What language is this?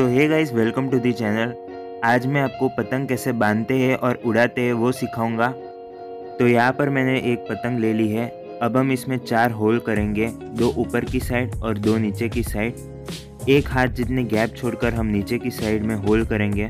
Hindi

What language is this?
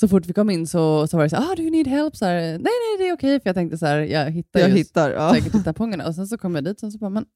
Swedish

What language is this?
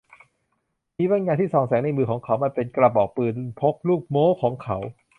Thai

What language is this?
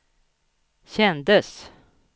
Swedish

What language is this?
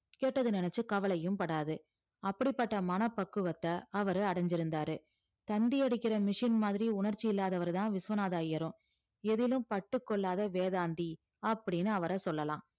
Tamil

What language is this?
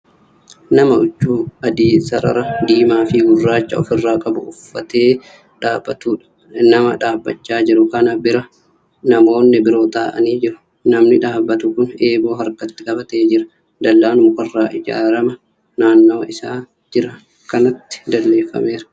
Oromo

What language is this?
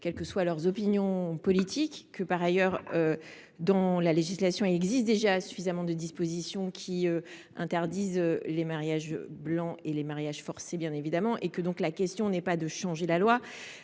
French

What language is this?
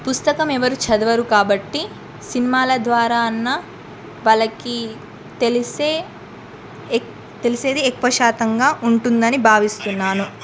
Telugu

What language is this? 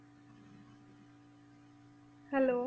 Punjabi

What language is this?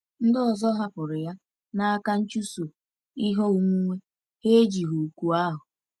Igbo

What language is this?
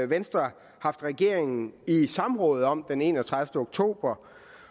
Danish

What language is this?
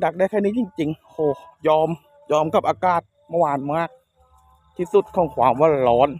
Thai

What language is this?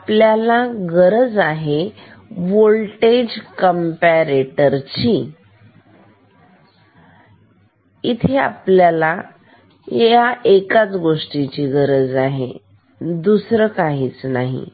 Marathi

